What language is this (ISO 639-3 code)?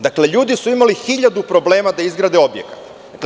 srp